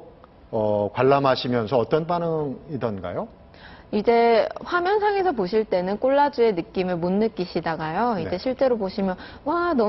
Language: Korean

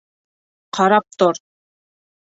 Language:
Bashkir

